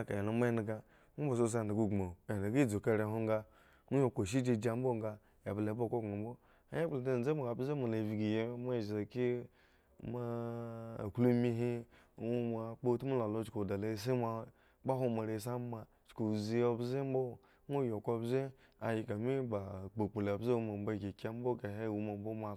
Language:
Eggon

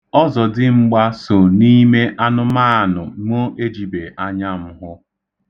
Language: Igbo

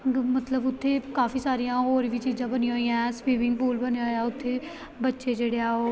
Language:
Punjabi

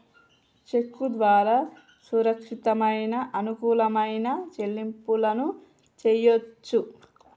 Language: Telugu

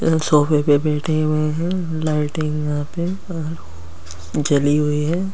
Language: Hindi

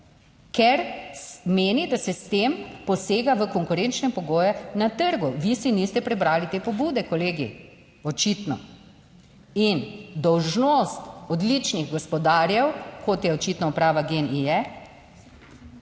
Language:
Slovenian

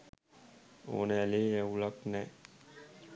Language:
Sinhala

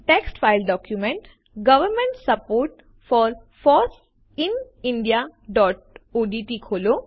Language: Gujarati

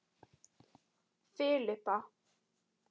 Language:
Icelandic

